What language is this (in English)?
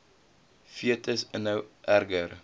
Afrikaans